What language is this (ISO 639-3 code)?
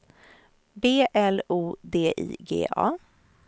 swe